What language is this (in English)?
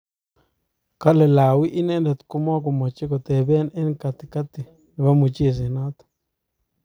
Kalenjin